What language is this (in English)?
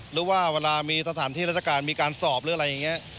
Thai